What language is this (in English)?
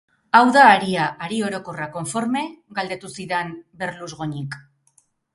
Basque